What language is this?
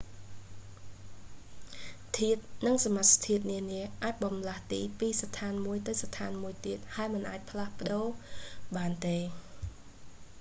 Khmer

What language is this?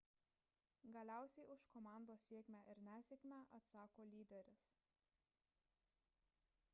Lithuanian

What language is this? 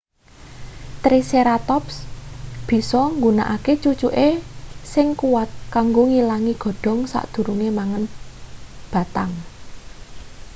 Javanese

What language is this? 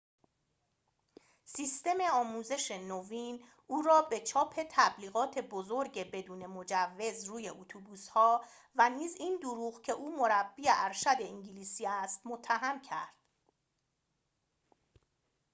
Persian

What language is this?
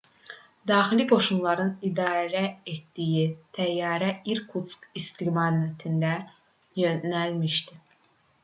Azerbaijani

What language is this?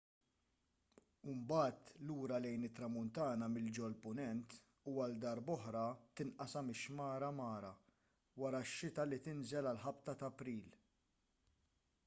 Maltese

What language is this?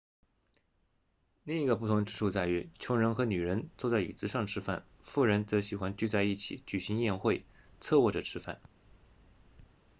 Chinese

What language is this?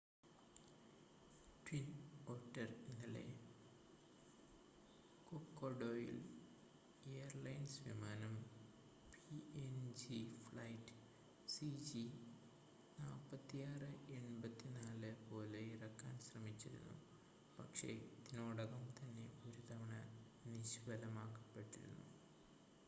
Malayalam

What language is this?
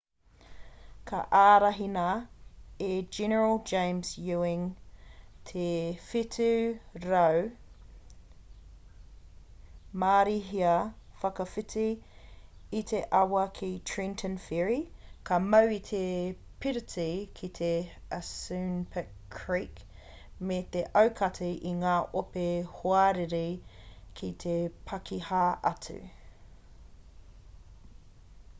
Māori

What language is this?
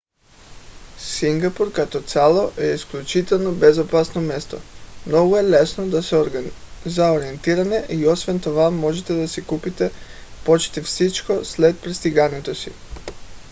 Bulgarian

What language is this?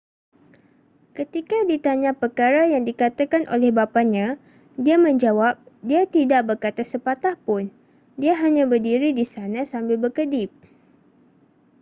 Malay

